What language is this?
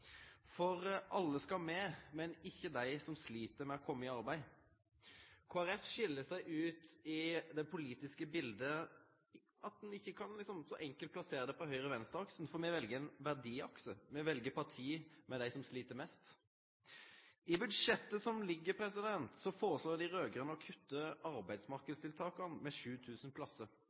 Norwegian Nynorsk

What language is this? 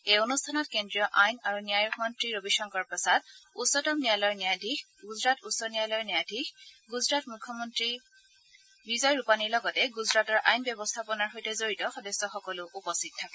Assamese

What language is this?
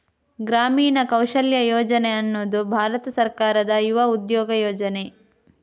Kannada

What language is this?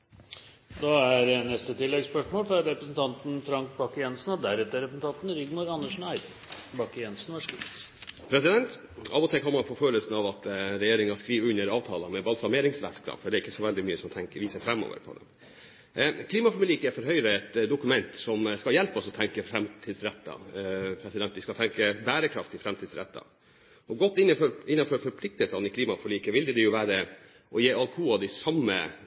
Norwegian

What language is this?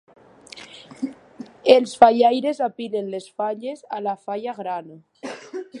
Catalan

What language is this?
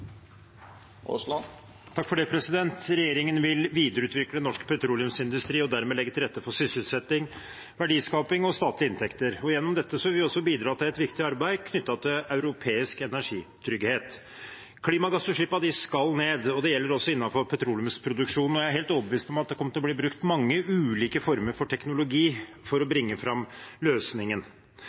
Norwegian Bokmål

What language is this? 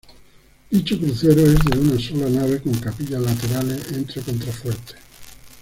Spanish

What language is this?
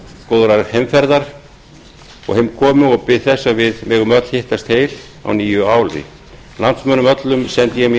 Icelandic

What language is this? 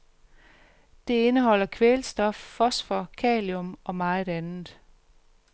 Danish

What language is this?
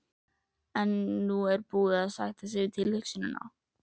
Icelandic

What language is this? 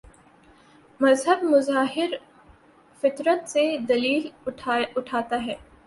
Urdu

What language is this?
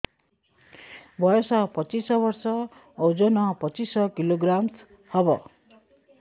Odia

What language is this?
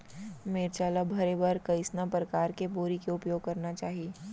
Chhattisgarhi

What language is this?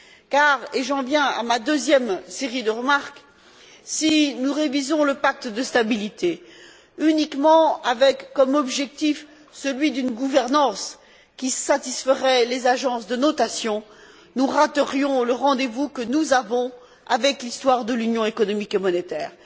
French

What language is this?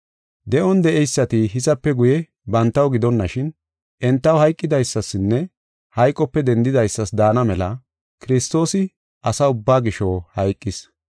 Gofa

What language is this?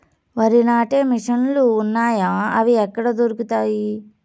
Telugu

